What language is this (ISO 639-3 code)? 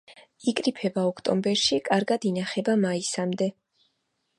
kat